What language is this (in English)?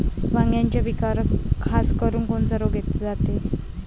Marathi